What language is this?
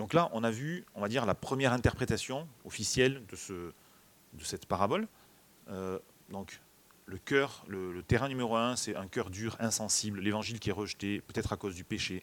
French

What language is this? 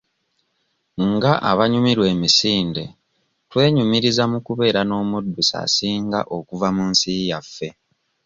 Ganda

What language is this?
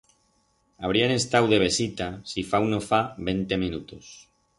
Aragonese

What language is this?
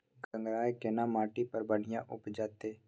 Maithili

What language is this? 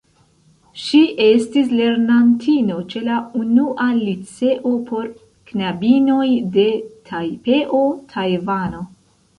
Esperanto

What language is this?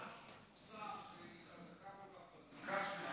Hebrew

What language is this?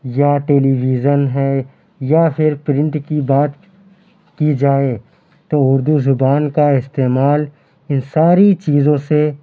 Urdu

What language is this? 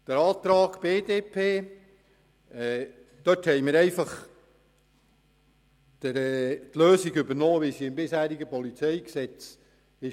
Swiss German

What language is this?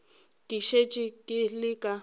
Northern Sotho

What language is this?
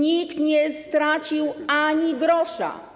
Polish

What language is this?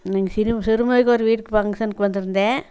Tamil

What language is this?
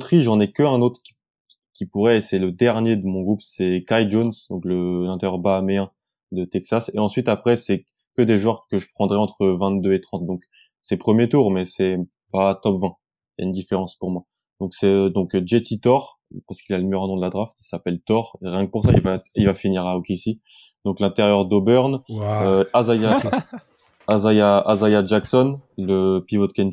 French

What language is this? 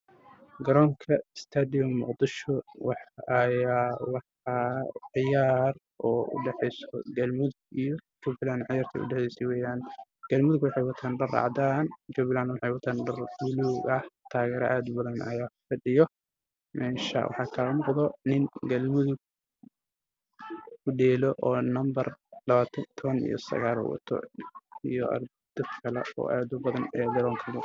Somali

